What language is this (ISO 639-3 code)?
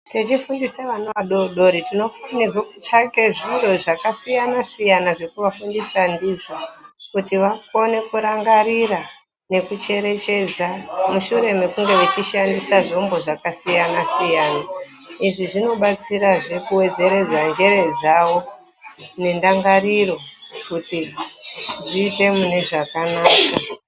ndc